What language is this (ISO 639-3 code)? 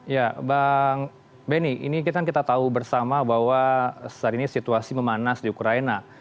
ind